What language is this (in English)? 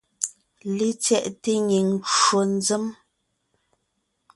Ngiemboon